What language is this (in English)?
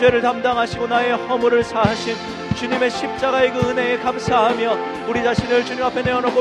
Korean